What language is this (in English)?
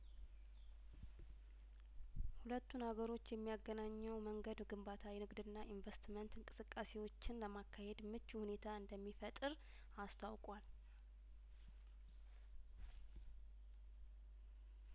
Amharic